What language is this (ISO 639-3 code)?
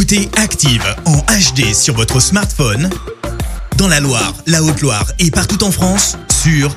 fra